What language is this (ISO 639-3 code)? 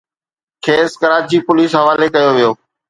snd